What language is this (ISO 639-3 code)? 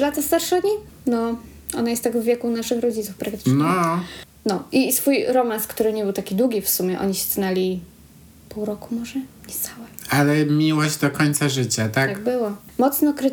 pol